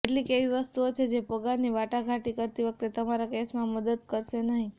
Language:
Gujarati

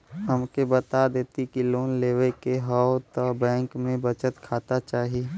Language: Bhojpuri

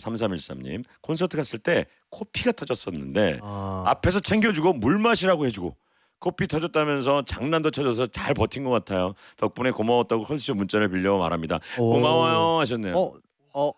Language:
Korean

